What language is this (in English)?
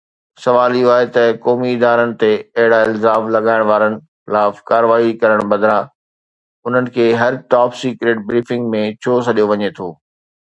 Sindhi